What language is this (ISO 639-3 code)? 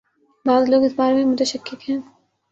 urd